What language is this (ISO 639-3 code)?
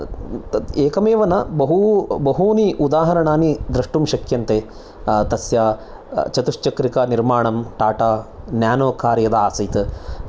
san